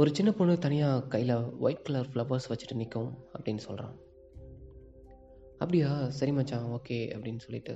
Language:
Tamil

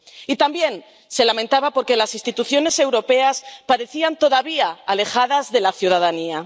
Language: Spanish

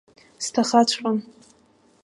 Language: Abkhazian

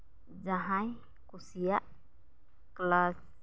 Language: Santali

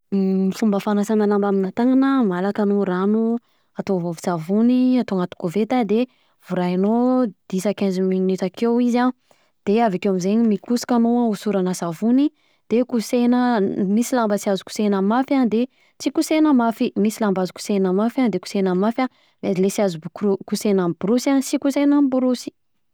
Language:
Southern Betsimisaraka Malagasy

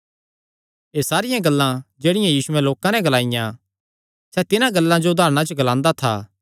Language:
Kangri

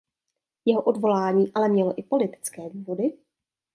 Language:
Czech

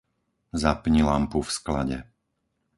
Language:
Slovak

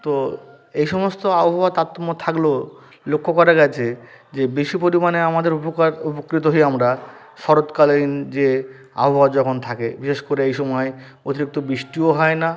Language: Bangla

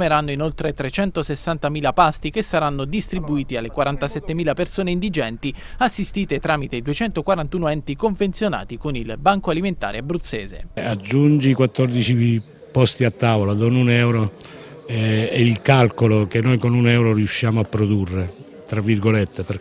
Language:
Italian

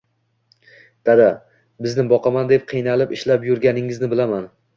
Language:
Uzbek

